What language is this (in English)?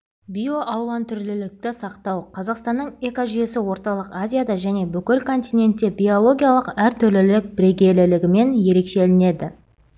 Kazakh